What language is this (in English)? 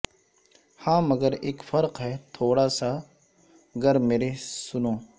Urdu